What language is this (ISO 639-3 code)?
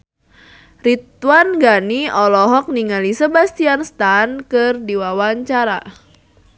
sun